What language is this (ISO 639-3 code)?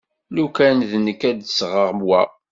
kab